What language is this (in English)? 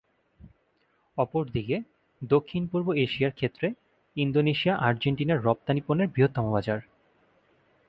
Bangla